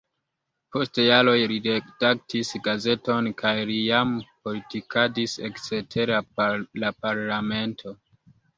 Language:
Esperanto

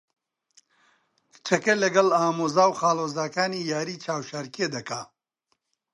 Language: Central Kurdish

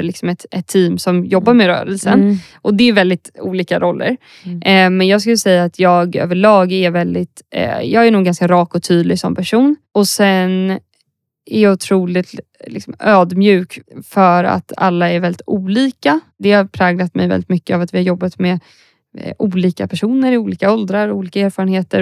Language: Swedish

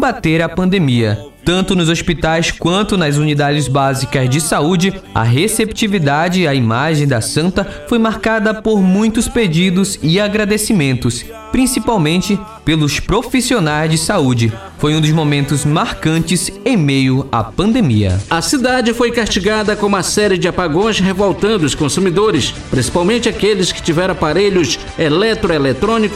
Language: Portuguese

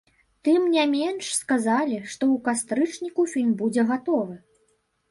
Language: Belarusian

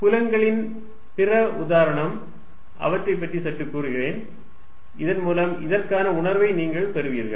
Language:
Tamil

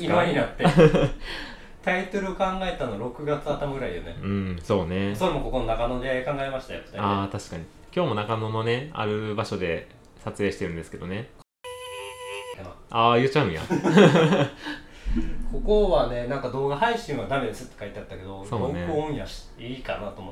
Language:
Japanese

